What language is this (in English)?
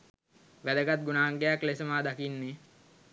Sinhala